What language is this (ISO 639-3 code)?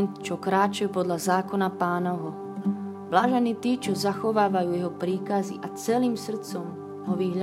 slk